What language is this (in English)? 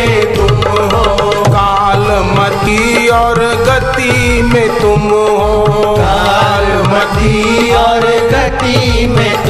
Hindi